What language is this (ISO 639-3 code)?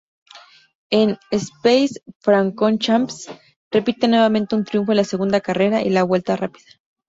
spa